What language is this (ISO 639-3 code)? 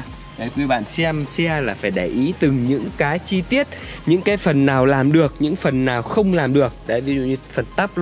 vie